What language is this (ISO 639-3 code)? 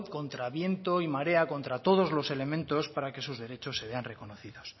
spa